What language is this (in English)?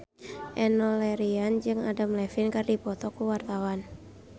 Sundanese